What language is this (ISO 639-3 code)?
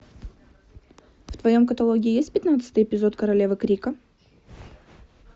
rus